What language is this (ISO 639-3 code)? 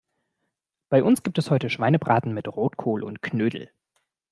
deu